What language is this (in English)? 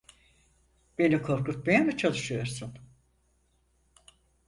Turkish